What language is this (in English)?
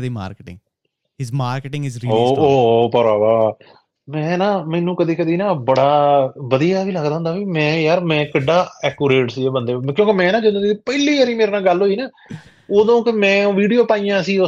Punjabi